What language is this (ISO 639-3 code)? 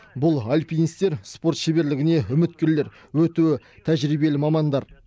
kaz